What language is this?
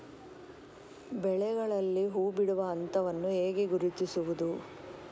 Kannada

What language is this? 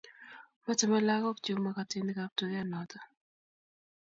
Kalenjin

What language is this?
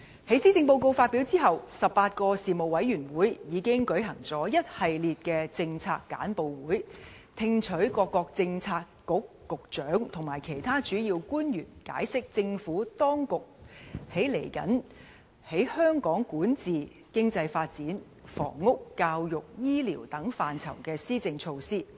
Cantonese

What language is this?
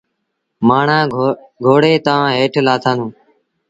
Sindhi Bhil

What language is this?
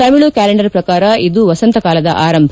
Kannada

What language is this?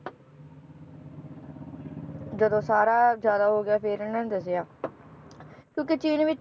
Punjabi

